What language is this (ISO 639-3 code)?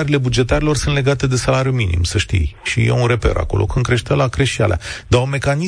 ron